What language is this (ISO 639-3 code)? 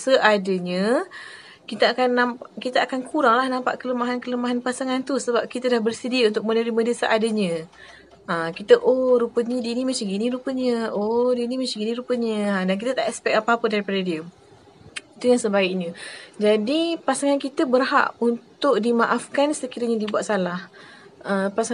msa